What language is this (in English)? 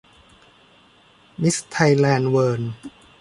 Thai